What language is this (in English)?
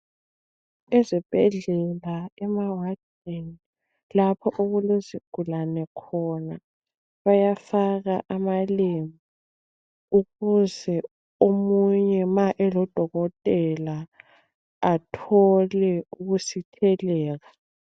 North Ndebele